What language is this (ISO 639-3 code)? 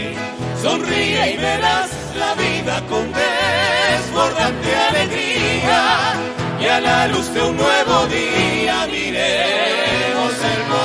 spa